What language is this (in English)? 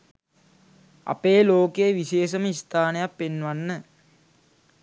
Sinhala